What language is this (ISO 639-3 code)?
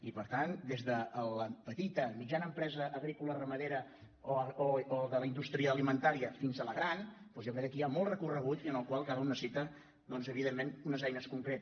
cat